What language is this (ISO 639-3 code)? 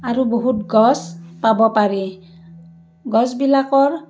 asm